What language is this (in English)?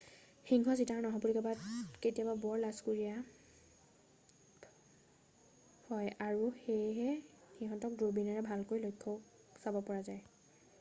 Assamese